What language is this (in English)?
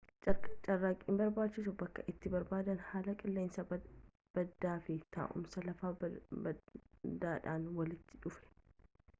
Oromo